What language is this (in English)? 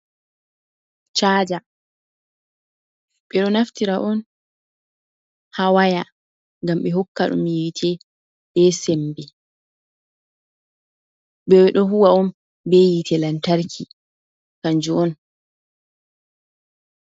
Fula